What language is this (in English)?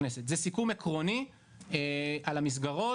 Hebrew